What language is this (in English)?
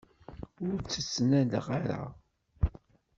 Kabyle